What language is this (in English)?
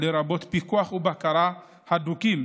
Hebrew